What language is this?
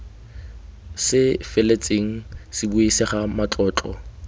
Tswana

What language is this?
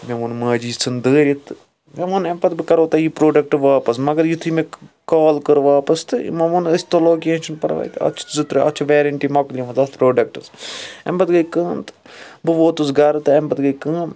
Kashmiri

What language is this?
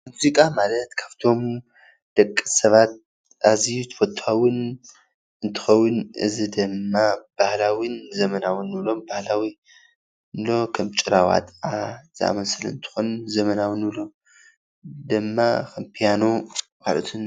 Tigrinya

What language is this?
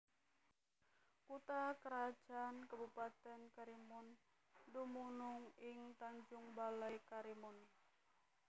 Javanese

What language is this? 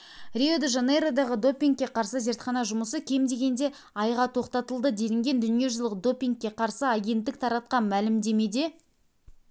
Kazakh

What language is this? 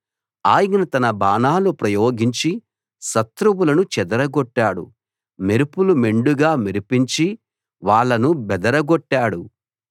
Telugu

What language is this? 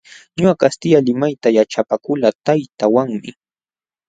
Jauja Wanca Quechua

